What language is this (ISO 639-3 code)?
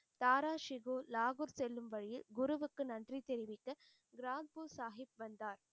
tam